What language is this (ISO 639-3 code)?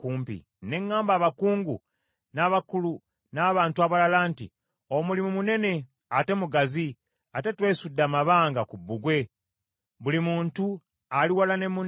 lug